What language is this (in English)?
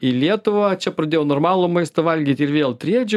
Lithuanian